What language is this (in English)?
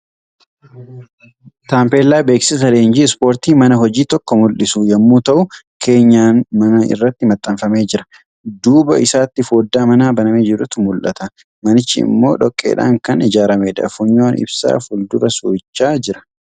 Oromo